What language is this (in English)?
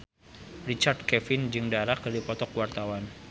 Sundanese